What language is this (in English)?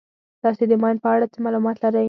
Pashto